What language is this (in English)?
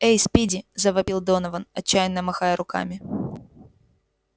Russian